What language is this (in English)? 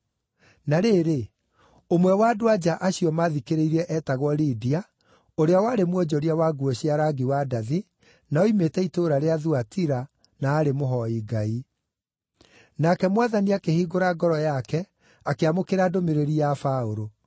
Kikuyu